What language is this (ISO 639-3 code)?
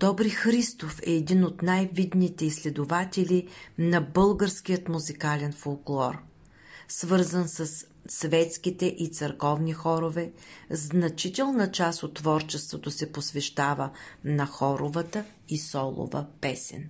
bul